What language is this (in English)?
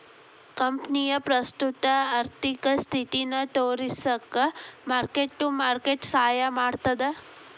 Kannada